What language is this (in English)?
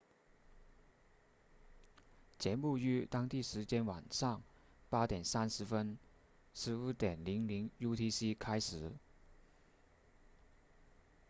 Chinese